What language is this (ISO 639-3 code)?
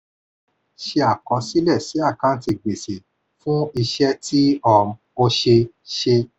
yor